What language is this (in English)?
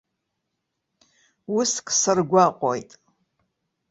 Abkhazian